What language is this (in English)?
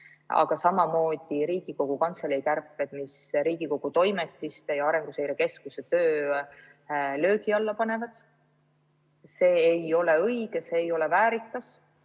Estonian